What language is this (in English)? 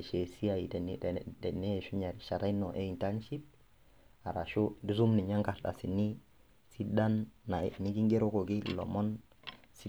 Masai